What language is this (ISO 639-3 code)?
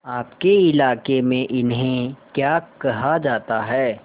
hin